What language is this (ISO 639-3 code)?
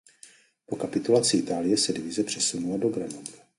ces